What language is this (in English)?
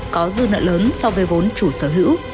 Vietnamese